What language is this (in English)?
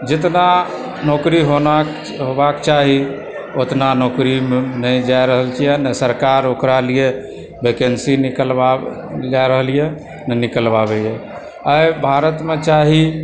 Maithili